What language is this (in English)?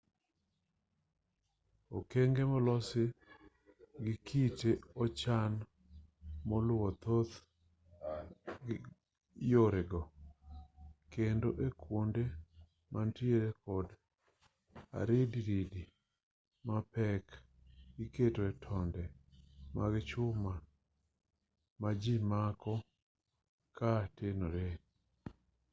Luo (Kenya and Tanzania)